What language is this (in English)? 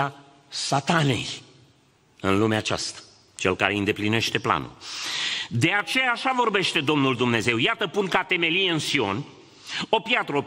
Romanian